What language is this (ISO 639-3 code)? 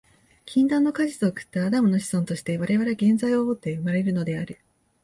jpn